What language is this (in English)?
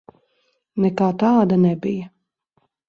Latvian